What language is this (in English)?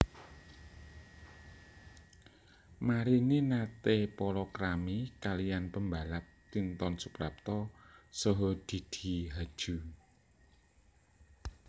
Javanese